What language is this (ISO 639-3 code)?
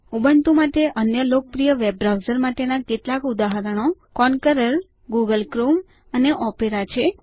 guj